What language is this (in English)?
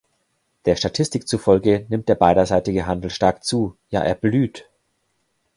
German